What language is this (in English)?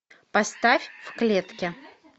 Russian